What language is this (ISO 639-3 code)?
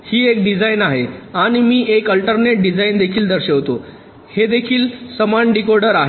mar